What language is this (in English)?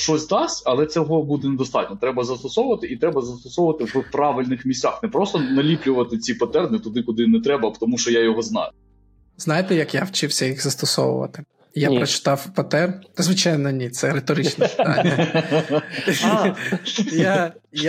Ukrainian